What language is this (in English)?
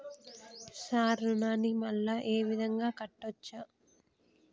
Telugu